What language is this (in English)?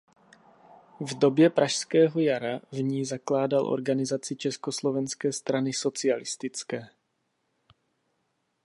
Czech